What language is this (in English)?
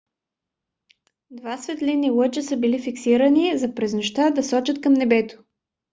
Bulgarian